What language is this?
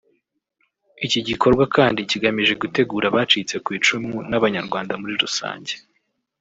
Kinyarwanda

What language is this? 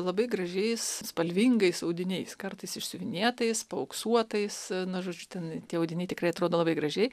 Lithuanian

